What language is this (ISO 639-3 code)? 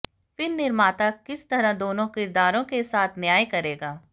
hin